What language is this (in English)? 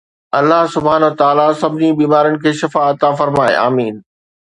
Sindhi